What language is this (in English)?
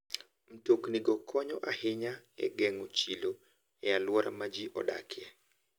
Luo (Kenya and Tanzania)